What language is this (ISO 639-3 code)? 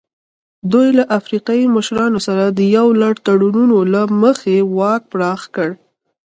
pus